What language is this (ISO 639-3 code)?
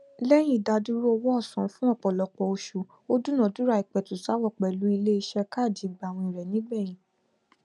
yor